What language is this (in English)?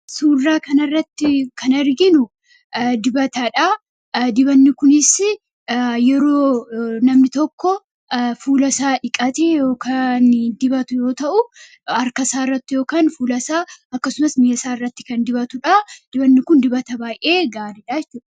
Oromo